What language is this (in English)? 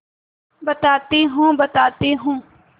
Hindi